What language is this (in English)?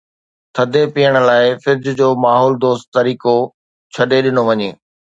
Sindhi